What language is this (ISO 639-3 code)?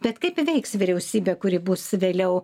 lit